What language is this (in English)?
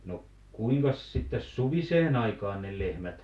Finnish